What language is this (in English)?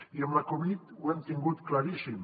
Catalan